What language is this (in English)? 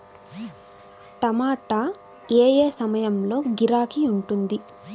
Telugu